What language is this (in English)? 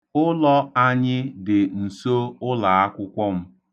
Igbo